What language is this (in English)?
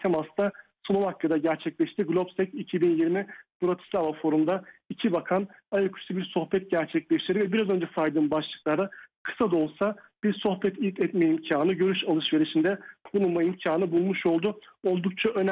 Turkish